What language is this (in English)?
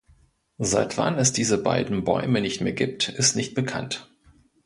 German